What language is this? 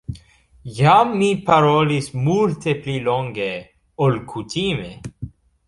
Esperanto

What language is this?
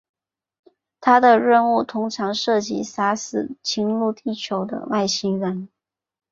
Chinese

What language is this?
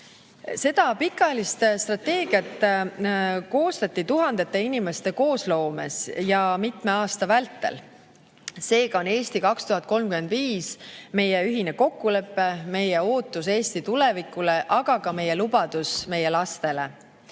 Estonian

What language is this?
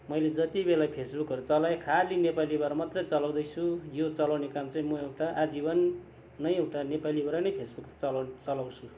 Nepali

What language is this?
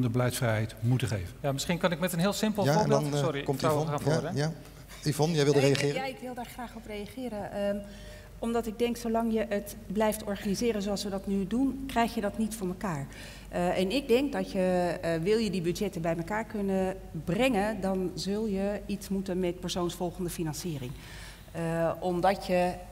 Dutch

